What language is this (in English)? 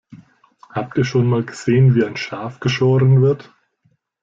German